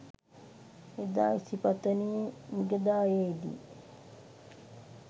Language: Sinhala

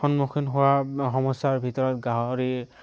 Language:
Assamese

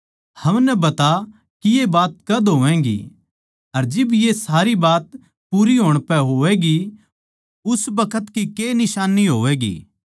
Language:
Haryanvi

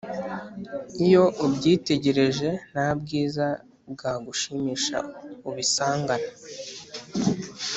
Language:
Kinyarwanda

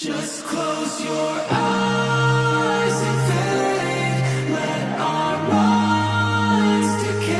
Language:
English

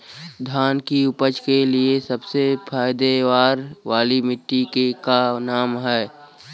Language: Bhojpuri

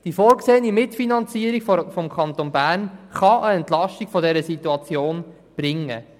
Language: Swiss German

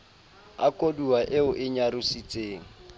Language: Southern Sotho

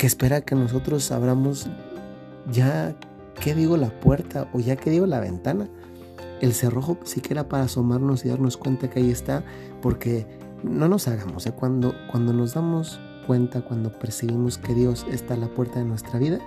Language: Spanish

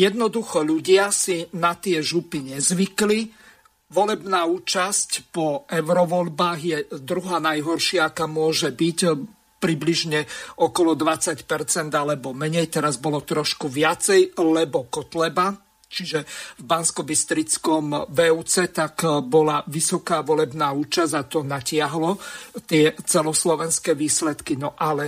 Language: Slovak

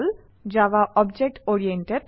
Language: Assamese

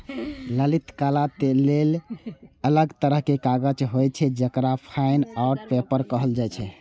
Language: Maithili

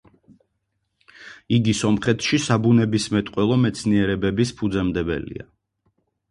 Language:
Georgian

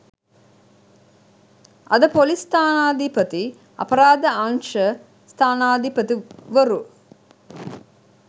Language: Sinhala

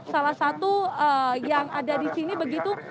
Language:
Indonesian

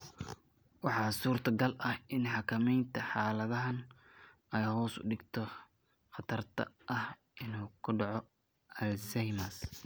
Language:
Somali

